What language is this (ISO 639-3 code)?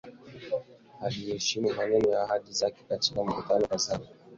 swa